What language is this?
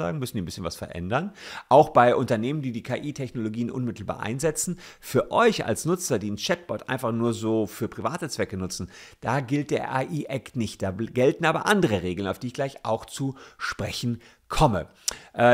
German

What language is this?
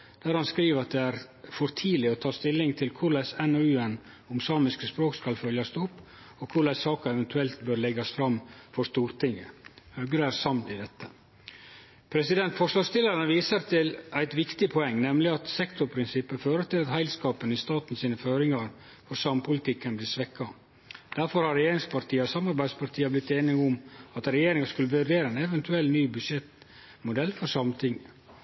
Norwegian Nynorsk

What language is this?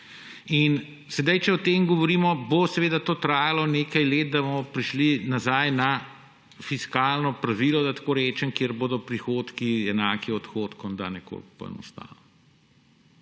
Slovenian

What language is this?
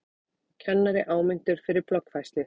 Icelandic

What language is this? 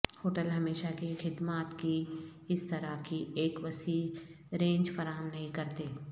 Urdu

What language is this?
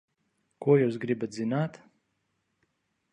Latvian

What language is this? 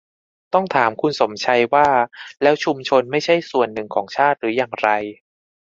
Thai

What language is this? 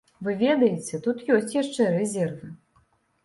Belarusian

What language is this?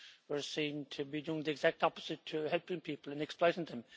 English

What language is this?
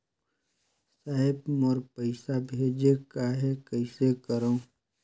Chhattisgarhi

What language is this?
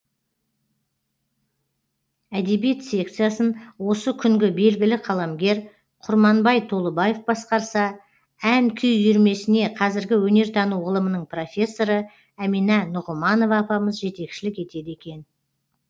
Kazakh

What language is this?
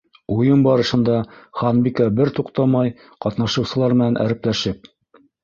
Bashkir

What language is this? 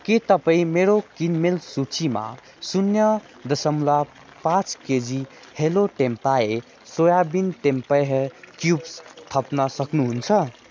Nepali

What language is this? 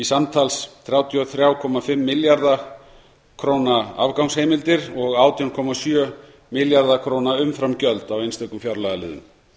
Icelandic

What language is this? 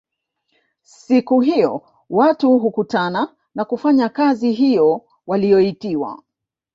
Swahili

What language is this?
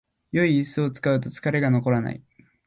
Japanese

